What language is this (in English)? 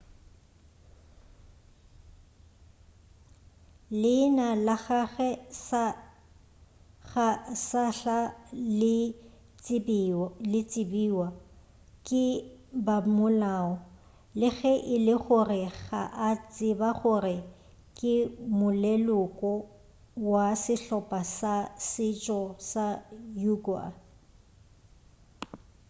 Northern Sotho